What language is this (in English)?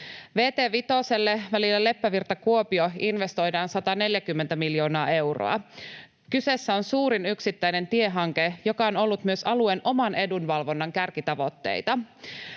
Finnish